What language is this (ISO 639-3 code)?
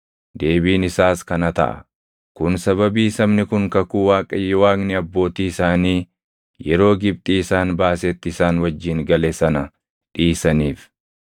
orm